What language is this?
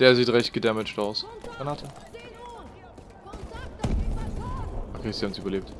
German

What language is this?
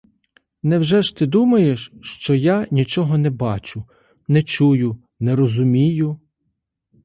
Ukrainian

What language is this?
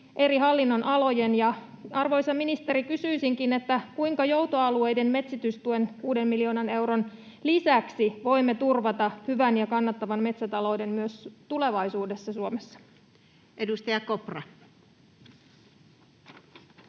Finnish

